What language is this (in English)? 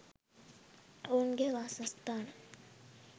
Sinhala